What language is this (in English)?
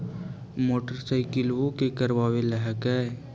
Magahi